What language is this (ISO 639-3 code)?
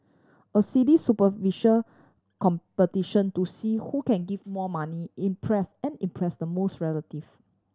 eng